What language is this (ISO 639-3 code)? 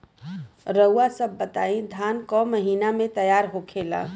bho